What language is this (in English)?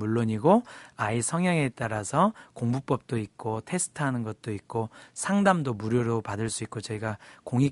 Korean